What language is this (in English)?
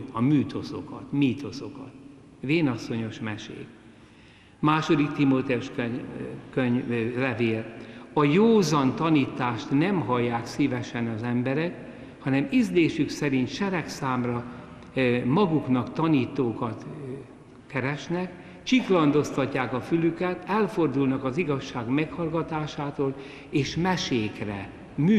Hungarian